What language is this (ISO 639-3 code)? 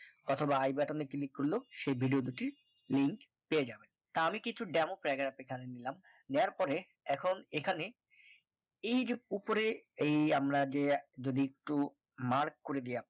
ben